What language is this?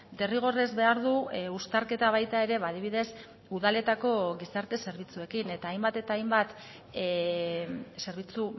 Basque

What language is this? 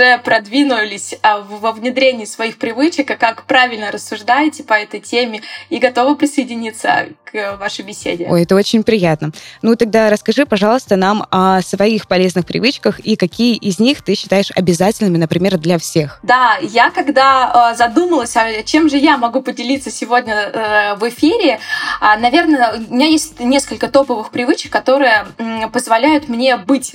Russian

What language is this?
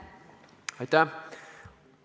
Estonian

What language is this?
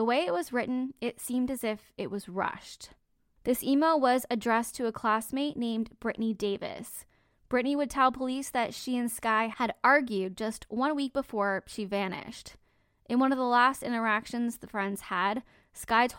English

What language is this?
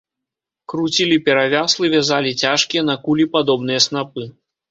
Belarusian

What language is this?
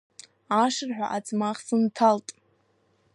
Abkhazian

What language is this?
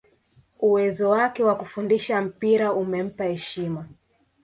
Swahili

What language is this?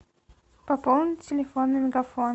Russian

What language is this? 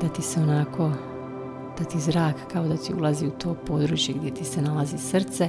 Croatian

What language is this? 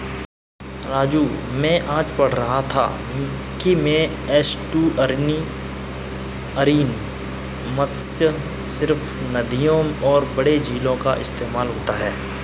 Hindi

